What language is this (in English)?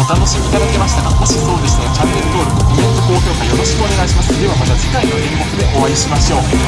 Japanese